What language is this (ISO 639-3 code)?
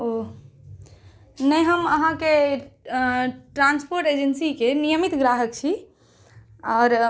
mai